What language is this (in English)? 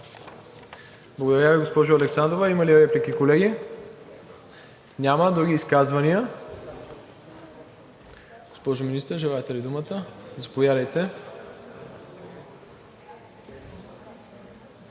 Bulgarian